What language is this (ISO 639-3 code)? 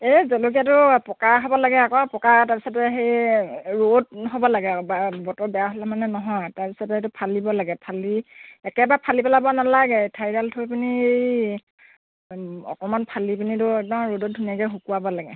asm